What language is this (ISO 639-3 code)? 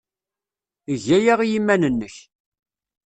kab